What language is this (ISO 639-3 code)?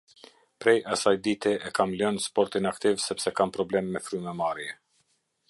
sqi